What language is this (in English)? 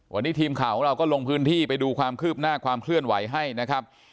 Thai